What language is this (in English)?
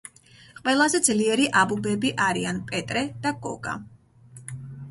Georgian